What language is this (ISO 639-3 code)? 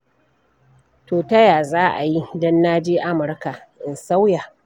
hau